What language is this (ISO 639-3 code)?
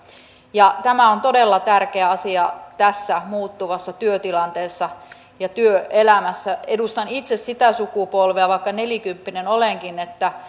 fin